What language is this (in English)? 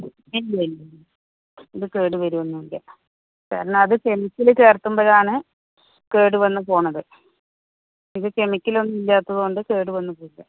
Malayalam